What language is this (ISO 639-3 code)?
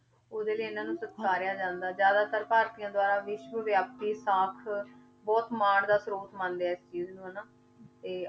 pan